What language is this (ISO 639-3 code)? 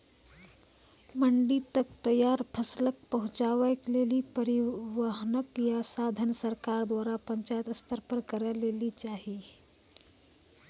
mai